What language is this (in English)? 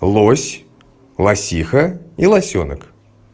Russian